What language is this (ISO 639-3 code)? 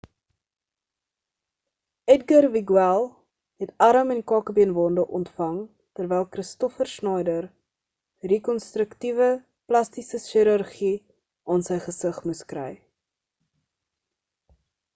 afr